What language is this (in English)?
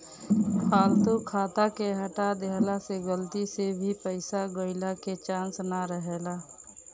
Bhojpuri